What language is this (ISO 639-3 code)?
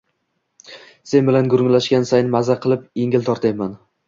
uzb